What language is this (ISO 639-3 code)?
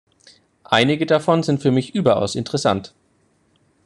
deu